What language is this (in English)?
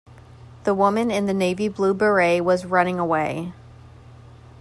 English